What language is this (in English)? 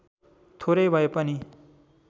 Nepali